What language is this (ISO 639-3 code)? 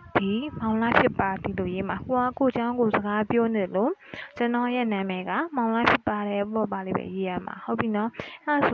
kor